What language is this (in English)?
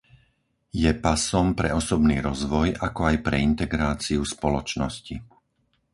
Slovak